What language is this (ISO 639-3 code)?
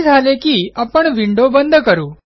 mar